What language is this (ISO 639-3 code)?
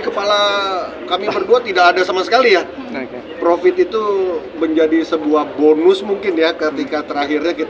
ind